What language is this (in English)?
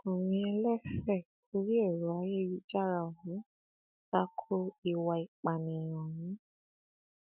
Yoruba